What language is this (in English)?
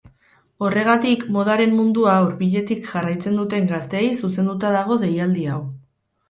Basque